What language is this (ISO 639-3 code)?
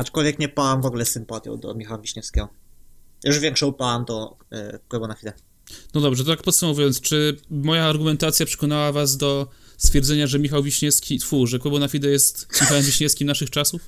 pol